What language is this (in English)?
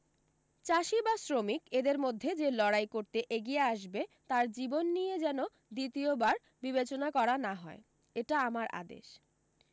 Bangla